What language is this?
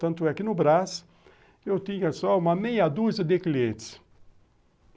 Portuguese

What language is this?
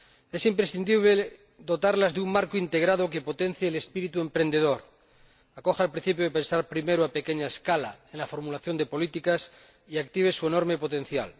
Spanish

